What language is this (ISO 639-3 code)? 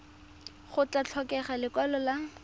tsn